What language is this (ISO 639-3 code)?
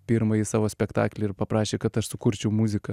lit